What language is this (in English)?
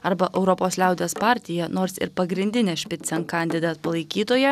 Lithuanian